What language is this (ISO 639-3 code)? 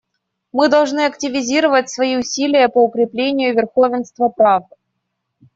rus